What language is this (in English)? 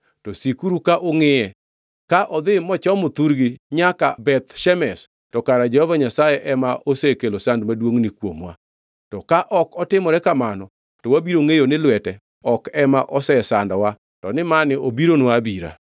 Luo (Kenya and Tanzania)